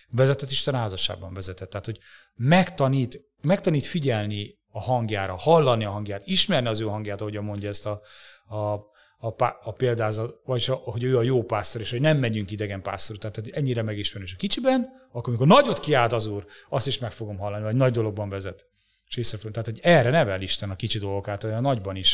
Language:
Hungarian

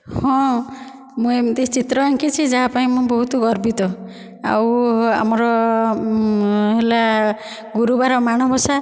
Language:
Odia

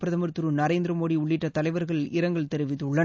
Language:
Tamil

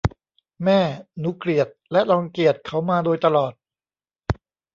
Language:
Thai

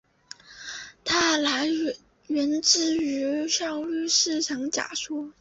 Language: Chinese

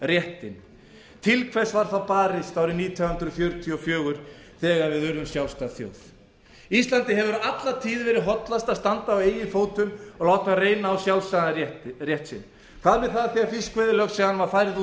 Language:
Icelandic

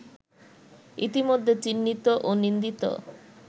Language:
Bangla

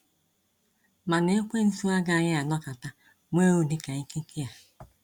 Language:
Igbo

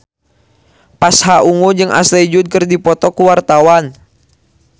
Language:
Sundanese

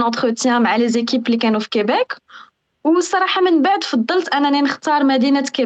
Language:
Arabic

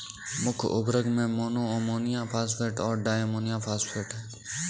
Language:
Hindi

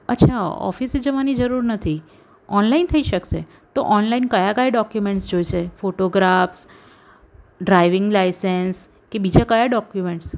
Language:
Gujarati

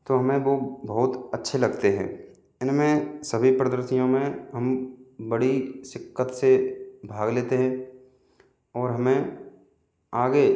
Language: Hindi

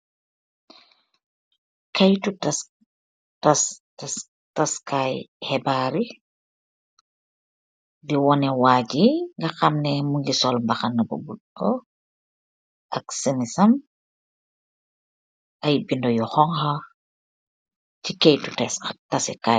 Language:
Wolof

